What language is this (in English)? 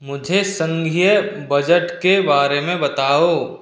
Hindi